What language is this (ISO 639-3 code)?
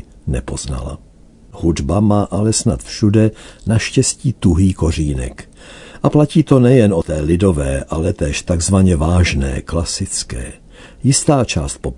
ces